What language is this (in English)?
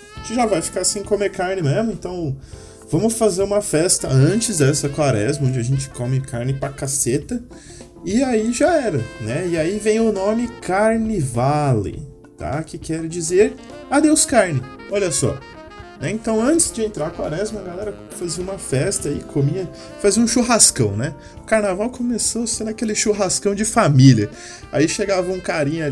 Portuguese